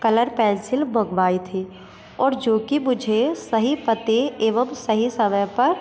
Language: Hindi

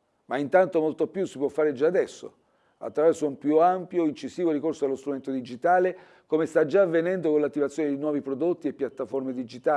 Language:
Italian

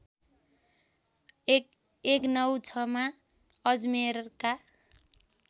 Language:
Nepali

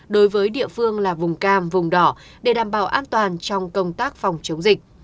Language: Vietnamese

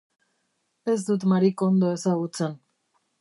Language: Basque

